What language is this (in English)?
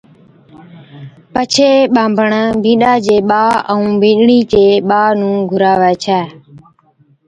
Od